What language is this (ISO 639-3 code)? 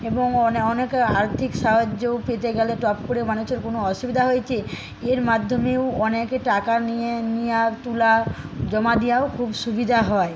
ben